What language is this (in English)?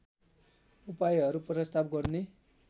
Nepali